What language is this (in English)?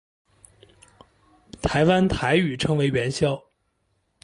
Chinese